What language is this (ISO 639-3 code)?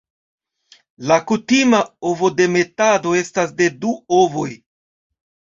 epo